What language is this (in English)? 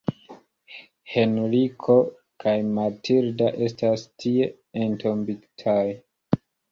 Esperanto